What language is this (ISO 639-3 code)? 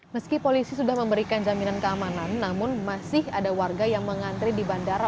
ind